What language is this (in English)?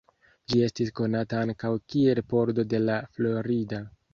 Esperanto